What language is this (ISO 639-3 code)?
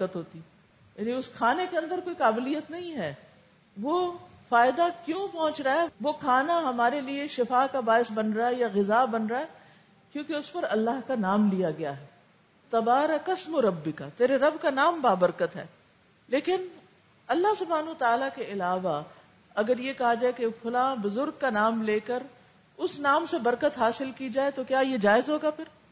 urd